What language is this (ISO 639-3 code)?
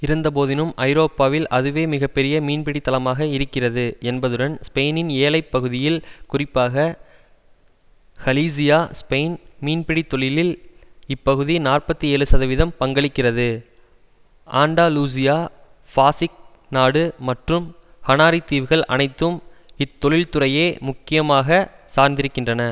tam